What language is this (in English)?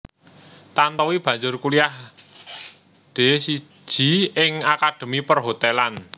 Javanese